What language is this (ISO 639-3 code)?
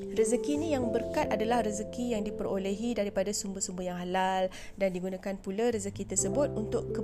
msa